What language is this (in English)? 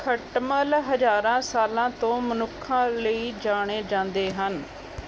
Punjabi